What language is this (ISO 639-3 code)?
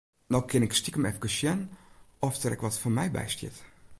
fry